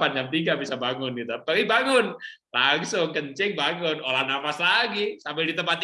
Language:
Indonesian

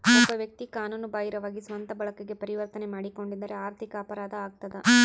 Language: Kannada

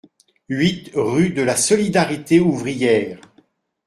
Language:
French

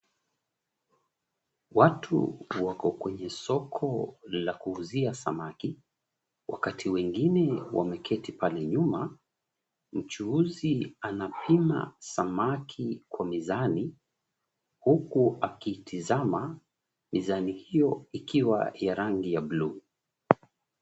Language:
Swahili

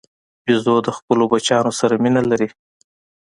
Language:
Pashto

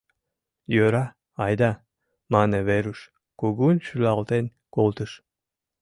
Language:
Mari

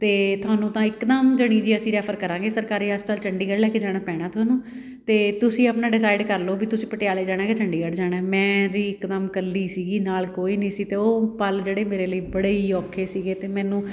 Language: Punjabi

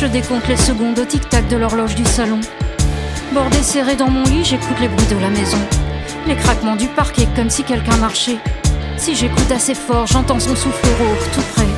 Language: French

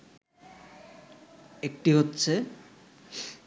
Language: Bangla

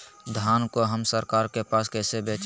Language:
Magahi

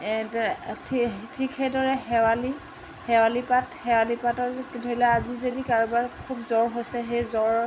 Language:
Assamese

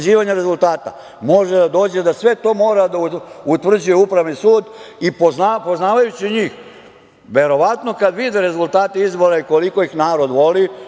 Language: Serbian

